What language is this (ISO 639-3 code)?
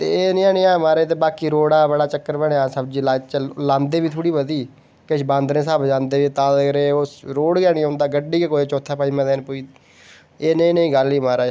doi